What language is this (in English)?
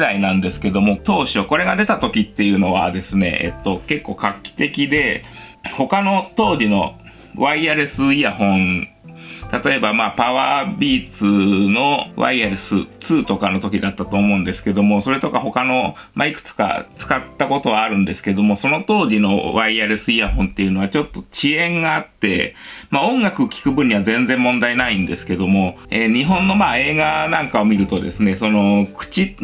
Japanese